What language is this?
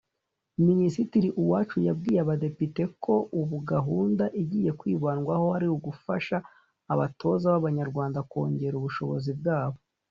Kinyarwanda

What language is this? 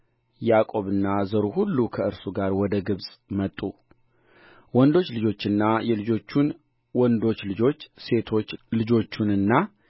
Amharic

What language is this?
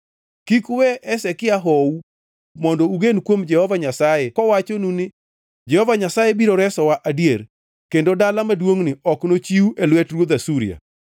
Luo (Kenya and Tanzania)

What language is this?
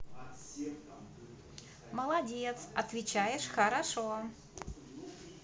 Russian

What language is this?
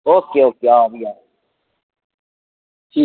Dogri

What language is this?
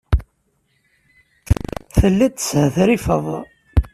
Kabyle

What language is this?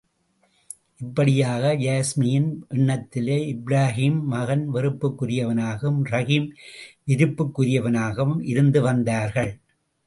Tamil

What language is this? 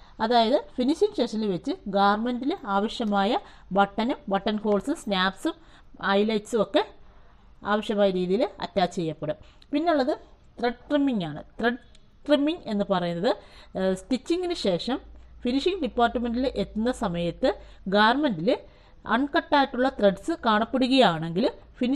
Malayalam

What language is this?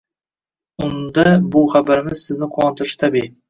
Uzbek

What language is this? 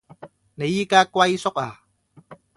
Cantonese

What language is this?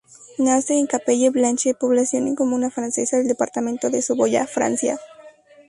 Spanish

